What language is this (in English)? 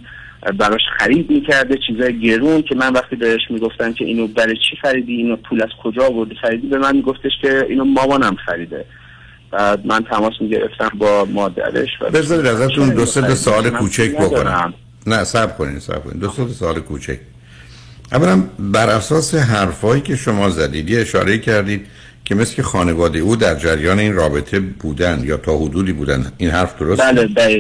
Persian